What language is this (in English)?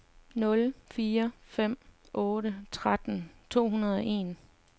Danish